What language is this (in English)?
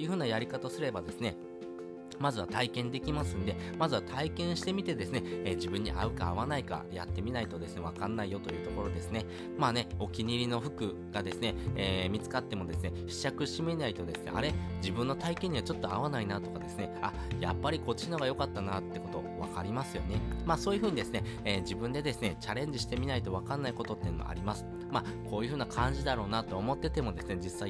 Japanese